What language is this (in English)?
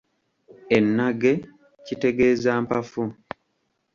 Ganda